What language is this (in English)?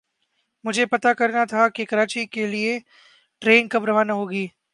Urdu